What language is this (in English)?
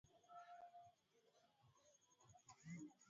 Swahili